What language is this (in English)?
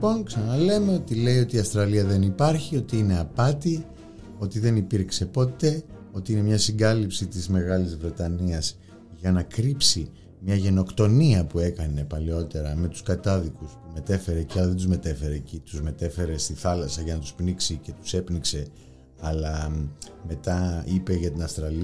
Greek